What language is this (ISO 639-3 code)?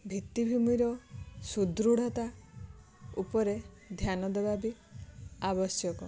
ori